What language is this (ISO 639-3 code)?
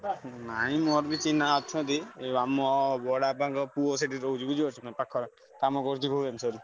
ori